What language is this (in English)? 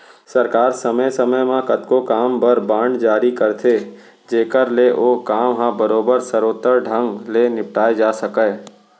Chhattisgarhi